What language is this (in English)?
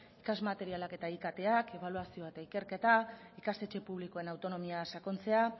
Basque